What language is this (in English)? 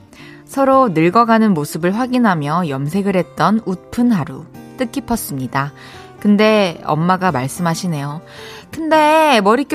Korean